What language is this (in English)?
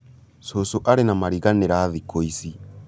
Kikuyu